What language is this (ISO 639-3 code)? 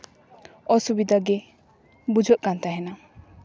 sat